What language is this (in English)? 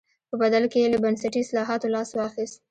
Pashto